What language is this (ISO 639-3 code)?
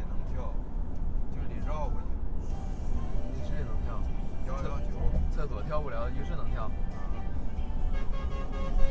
zho